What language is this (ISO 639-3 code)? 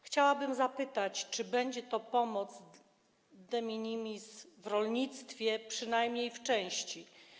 pol